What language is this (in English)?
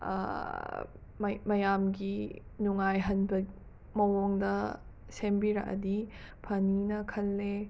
Manipuri